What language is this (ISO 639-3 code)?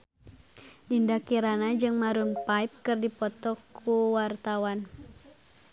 sun